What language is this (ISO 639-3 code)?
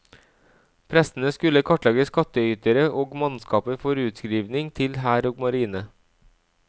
nor